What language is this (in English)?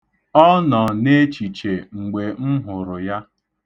Igbo